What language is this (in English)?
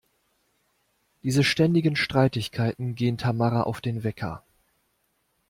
German